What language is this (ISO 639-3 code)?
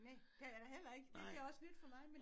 dan